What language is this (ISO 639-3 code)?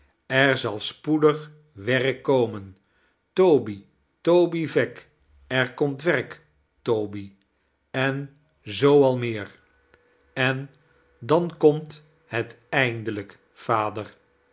nld